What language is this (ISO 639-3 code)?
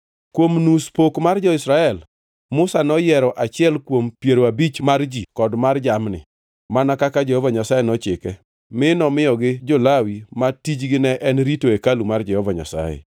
luo